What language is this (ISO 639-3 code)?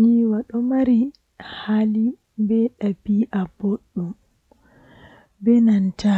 fuh